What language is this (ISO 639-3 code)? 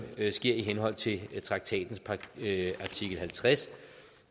dan